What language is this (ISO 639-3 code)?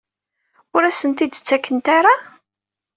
kab